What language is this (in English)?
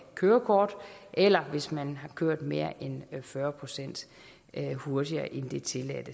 Danish